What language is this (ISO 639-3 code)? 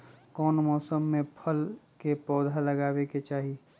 mag